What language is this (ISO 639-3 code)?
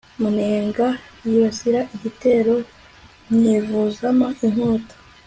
kin